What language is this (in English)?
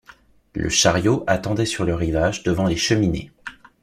French